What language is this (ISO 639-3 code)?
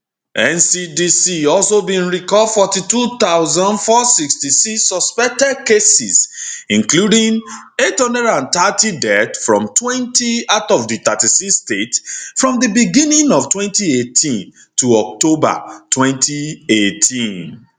pcm